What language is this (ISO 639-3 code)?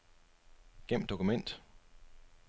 dan